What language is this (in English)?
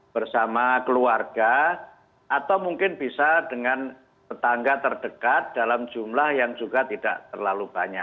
Indonesian